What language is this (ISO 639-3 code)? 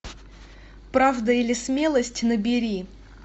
rus